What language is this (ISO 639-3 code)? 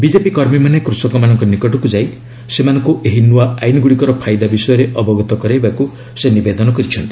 ori